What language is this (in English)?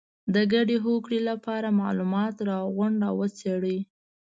Pashto